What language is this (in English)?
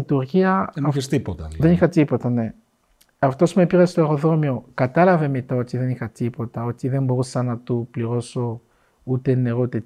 Greek